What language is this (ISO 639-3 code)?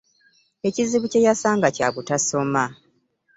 lug